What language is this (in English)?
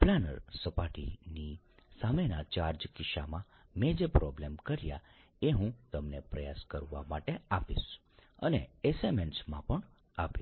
Gujarati